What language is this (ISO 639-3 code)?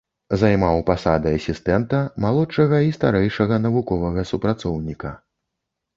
bel